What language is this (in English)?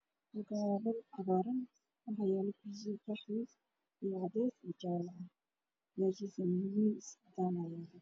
Somali